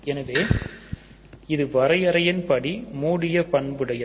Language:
Tamil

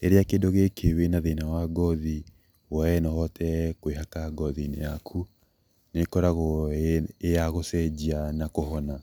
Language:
Kikuyu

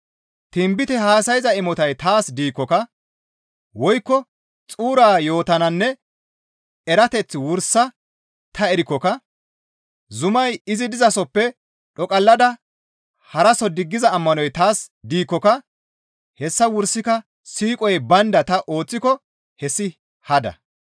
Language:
Gamo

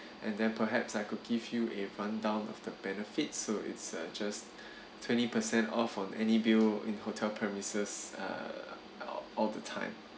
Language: English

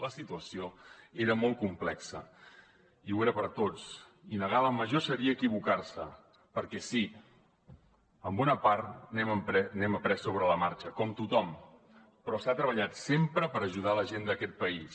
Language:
Catalan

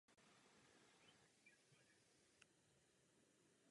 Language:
Czech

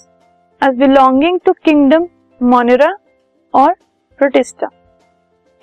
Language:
Hindi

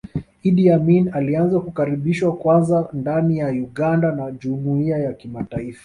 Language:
Swahili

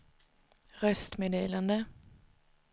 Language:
Swedish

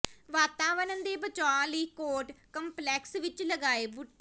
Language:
Punjabi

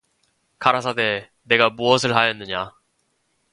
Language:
Korean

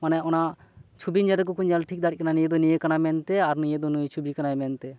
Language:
Santali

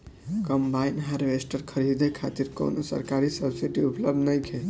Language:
Bhojpuri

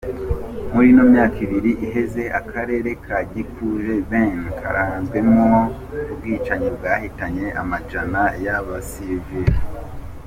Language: Kinyarwanda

